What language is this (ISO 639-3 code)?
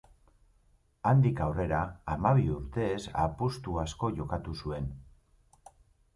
eus